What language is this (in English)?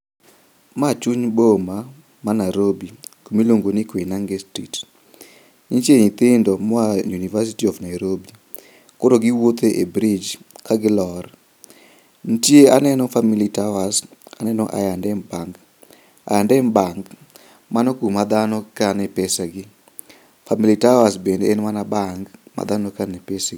Luo (Kenya and Tanzania)